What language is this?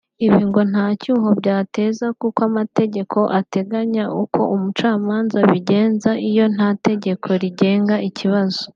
Kinyarwanda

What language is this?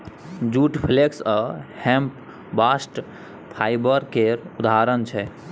Maithili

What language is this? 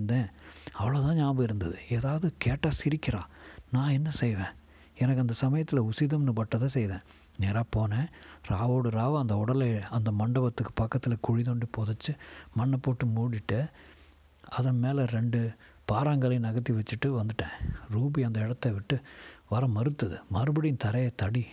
Tamil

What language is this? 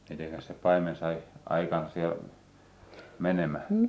Finnish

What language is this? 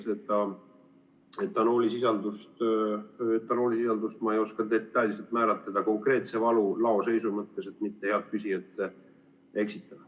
Estonian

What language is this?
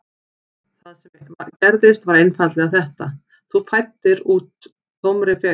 Icelandic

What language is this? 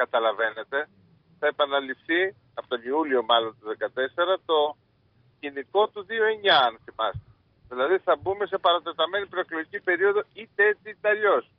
Greek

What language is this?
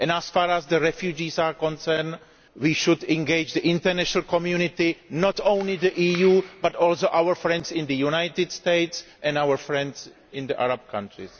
English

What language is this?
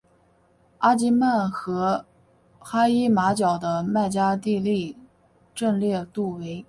Chinese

